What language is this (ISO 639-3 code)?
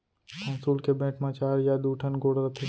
hne